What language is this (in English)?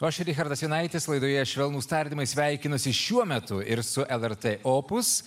Lithuanian